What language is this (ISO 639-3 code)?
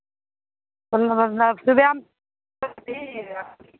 mai